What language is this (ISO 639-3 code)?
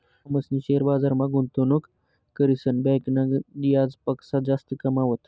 mar